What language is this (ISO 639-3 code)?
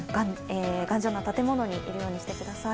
jpn